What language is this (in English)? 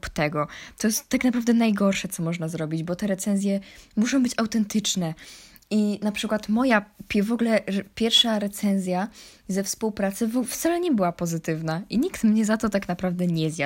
Polish